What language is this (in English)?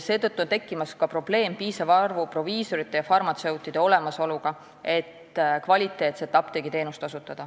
Estonian